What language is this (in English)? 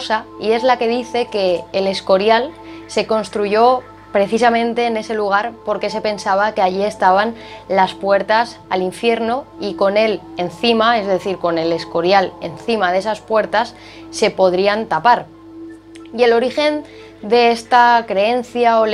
Spanish